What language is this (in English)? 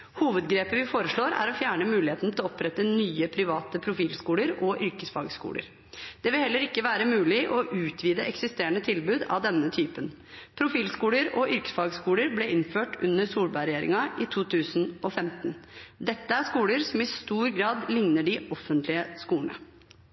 Norwegian Bokmål